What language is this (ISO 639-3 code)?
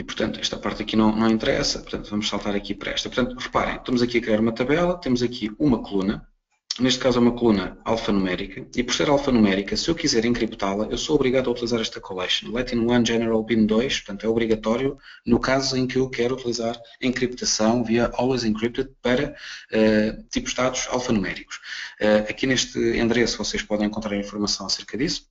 por